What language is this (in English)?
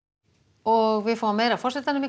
Icelandic